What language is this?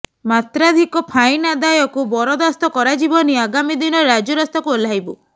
Odia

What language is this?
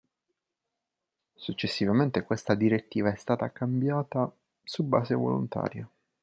Italian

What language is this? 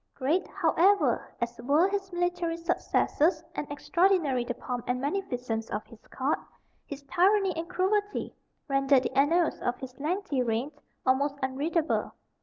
English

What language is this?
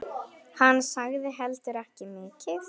Icelandic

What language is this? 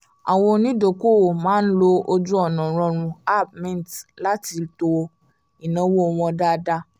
Yoruba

